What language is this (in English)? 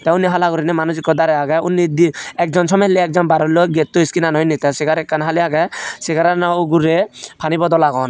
Chakma